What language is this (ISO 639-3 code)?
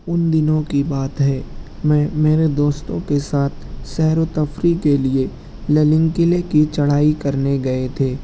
urd